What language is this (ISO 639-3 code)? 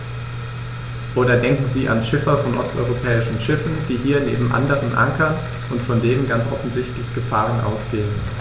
deu